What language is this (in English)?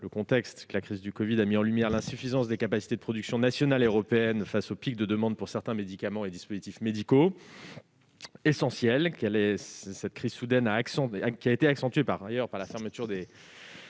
French